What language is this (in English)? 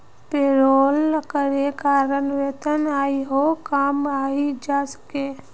Magahi